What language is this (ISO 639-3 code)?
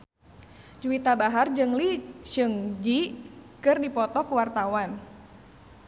sun